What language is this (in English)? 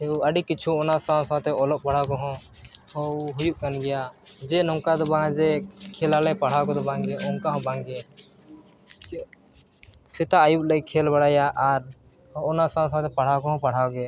Santali